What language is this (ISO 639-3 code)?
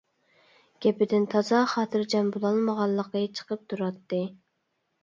uig